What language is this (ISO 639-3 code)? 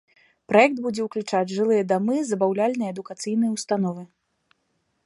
bel